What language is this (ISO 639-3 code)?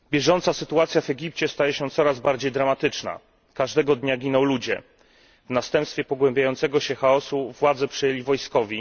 pol